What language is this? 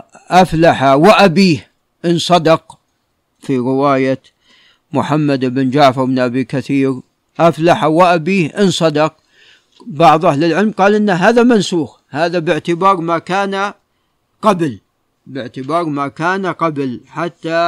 Arabic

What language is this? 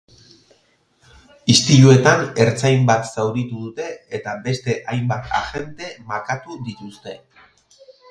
Basque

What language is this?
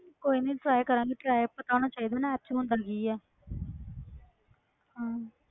Punjabi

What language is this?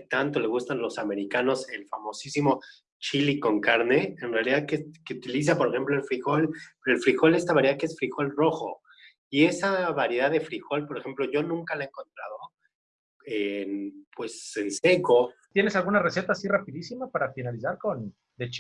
Spanish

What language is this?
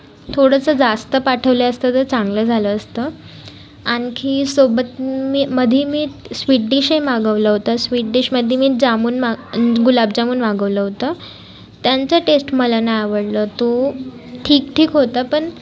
Marathi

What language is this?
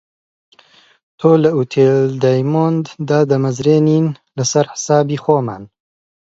Central Kurdish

